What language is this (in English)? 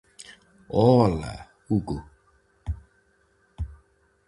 Galician